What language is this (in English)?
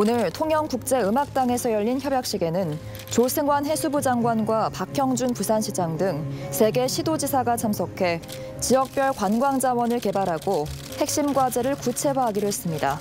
Korean